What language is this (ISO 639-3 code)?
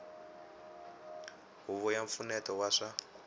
tso